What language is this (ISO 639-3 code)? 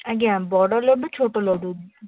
ori